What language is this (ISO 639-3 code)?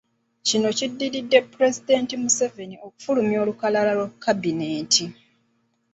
lug